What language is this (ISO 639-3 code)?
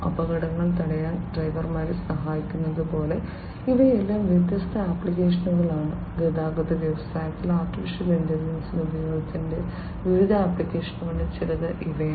mal